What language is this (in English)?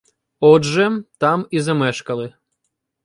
Ukrainian